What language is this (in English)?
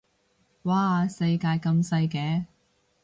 Cantonese